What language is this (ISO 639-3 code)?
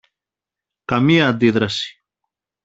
ell